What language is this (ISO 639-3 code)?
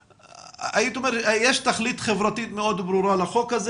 heb